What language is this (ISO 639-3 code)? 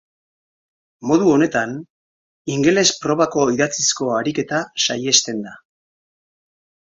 eus